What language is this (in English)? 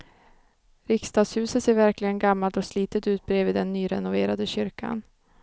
Swedish